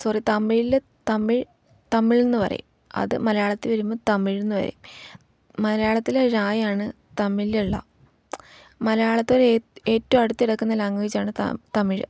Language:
Malayalam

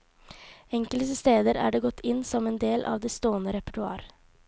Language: Norwegian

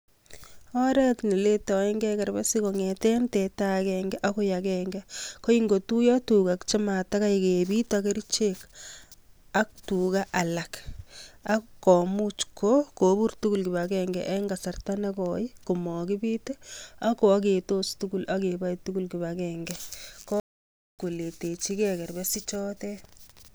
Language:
Kalenjin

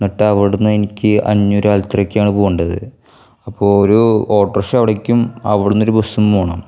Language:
Malayalam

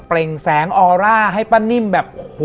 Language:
Thai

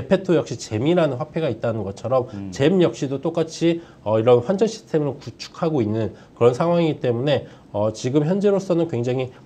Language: Korean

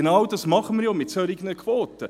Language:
Swiss German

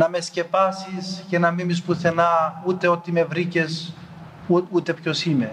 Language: Greek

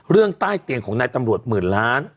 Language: Thai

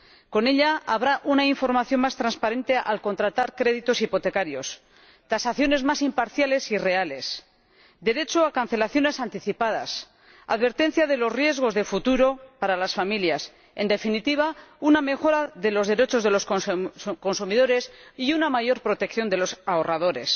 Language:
Spanish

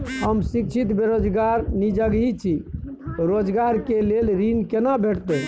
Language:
Maithili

